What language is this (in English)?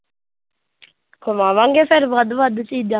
Punjabi